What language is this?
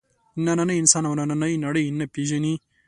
Pashto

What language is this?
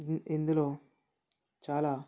Telugu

